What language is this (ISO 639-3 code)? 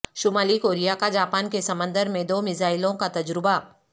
urd